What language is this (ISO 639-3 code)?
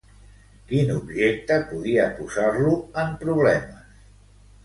cat